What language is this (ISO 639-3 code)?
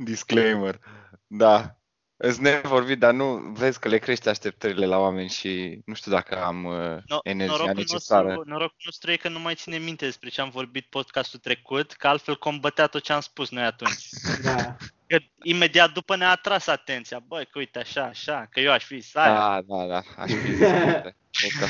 ron